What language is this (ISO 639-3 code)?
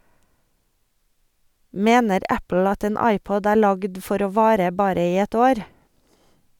nor